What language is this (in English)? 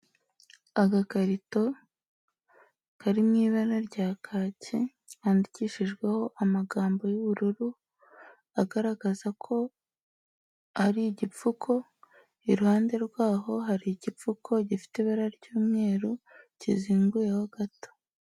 Kinyarwanda